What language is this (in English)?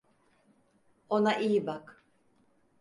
Turkish